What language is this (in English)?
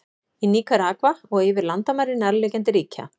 Icelandic